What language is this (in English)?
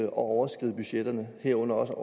Danish